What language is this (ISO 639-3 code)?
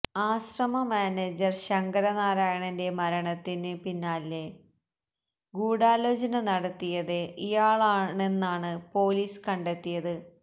mal